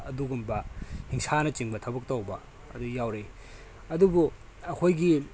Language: Manipuri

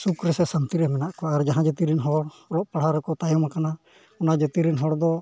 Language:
Santali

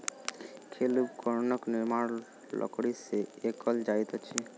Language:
Maithili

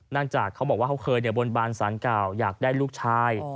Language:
Thai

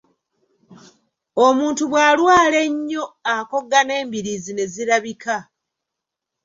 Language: Ganda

